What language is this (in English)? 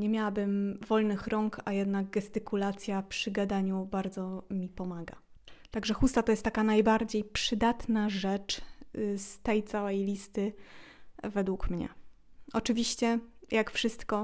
Polish